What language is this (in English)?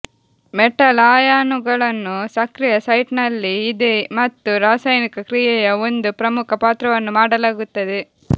Kannada